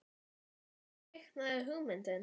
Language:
Icelandic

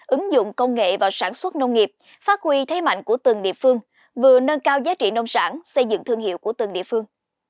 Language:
Vietnamese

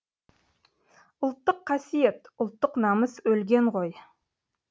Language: Kazakh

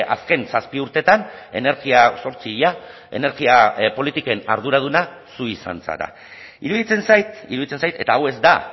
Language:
Basque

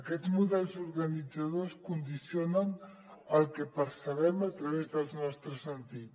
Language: Catalan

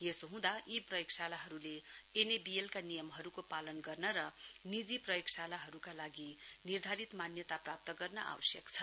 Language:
Nepali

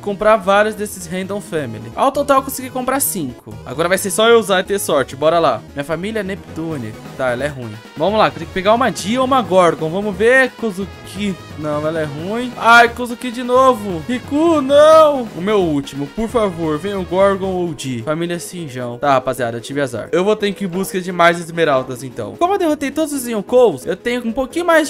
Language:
Portuguese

